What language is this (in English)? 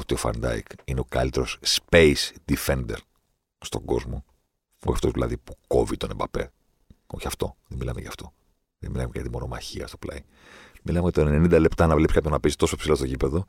Greek